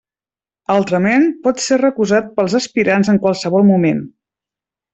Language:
Catalan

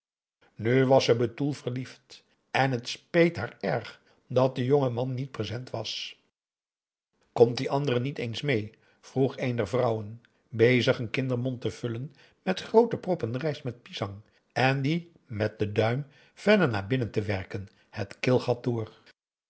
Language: Dutch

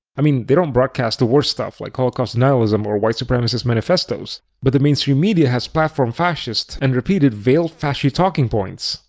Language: English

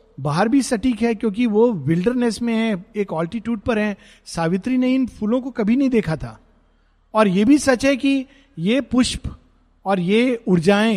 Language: Hindi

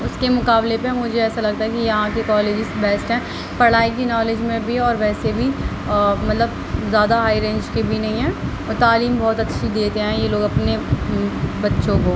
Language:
Urdu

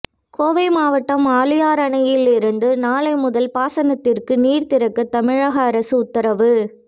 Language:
Tamil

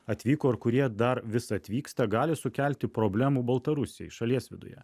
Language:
Lithuanian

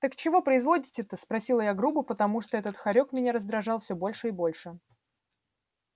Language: Russian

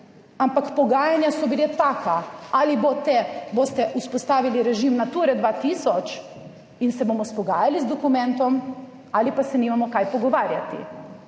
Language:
Slovenian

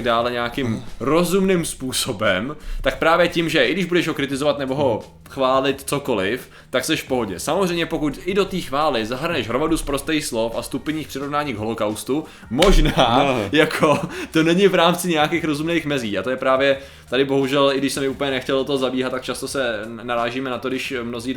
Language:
Czech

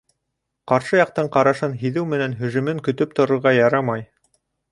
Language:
Bashkir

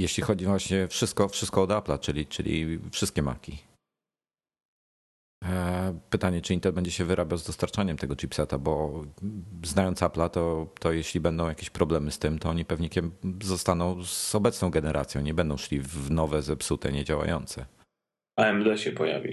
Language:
Polish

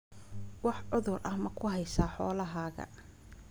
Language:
Somali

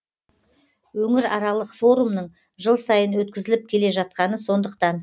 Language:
Kazakh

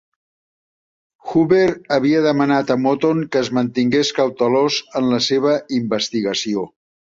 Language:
Catalan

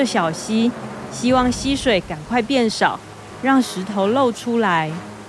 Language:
Chinese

